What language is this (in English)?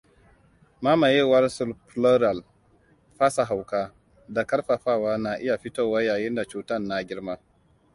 Hausa